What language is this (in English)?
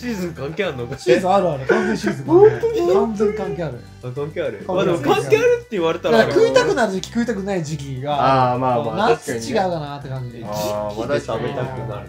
Japanese